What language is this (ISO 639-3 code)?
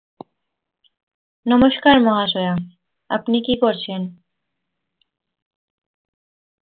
ben